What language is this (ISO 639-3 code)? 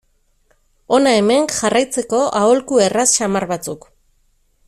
eus